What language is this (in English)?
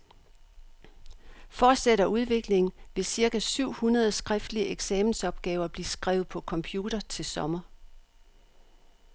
Danish